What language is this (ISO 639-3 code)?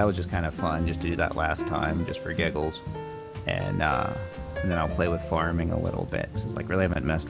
eng